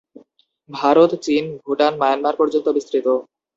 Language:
Bangla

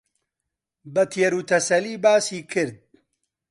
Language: Central Kurdish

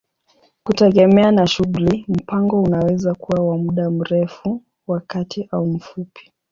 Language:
Swahili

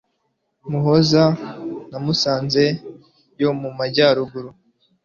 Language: Kinyarwanda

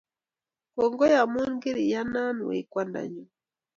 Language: Kalenjin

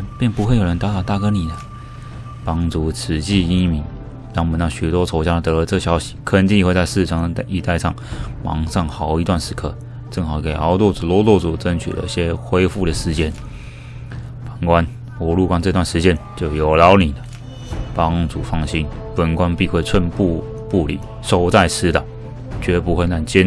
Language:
Chinese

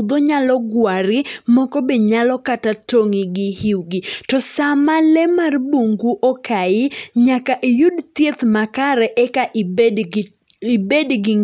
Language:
Luo (Kenya and Tanzania)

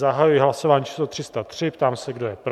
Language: Czech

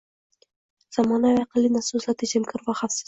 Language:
Uzbek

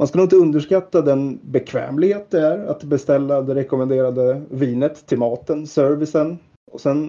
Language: Swedish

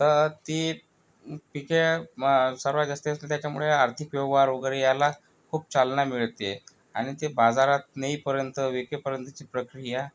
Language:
Marathi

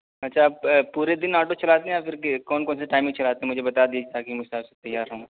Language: Urdu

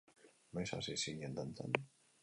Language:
Basque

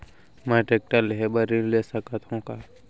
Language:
Chhattisgarhi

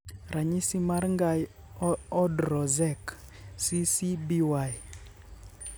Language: Luo (Kenya and Tanzania)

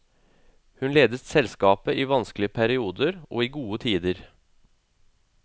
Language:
Norwegian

